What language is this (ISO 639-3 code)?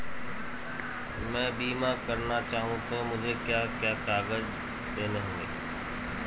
hin